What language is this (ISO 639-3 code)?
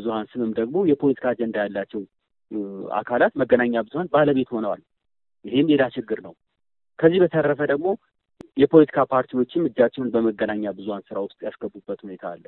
amh